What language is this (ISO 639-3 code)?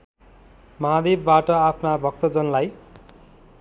nep